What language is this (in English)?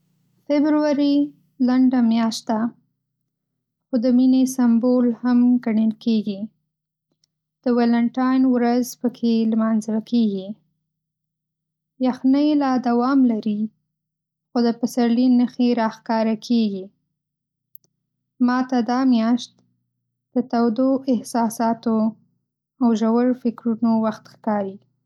Pashto